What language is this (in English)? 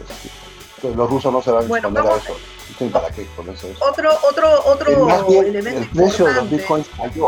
Spanish